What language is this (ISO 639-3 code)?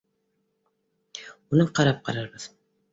bak